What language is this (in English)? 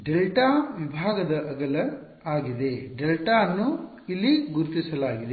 Kannada